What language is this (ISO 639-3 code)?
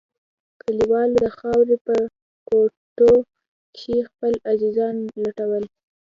pus